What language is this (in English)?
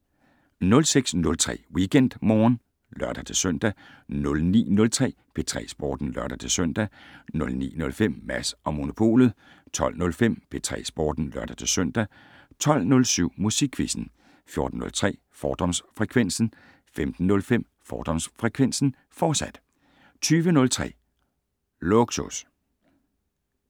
Danish